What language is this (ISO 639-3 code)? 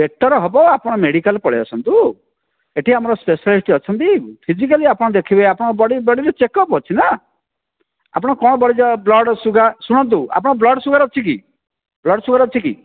ori